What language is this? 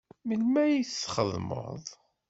Kabyle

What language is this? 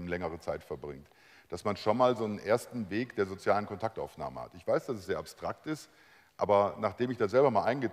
German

